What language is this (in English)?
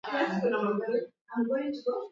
Swahili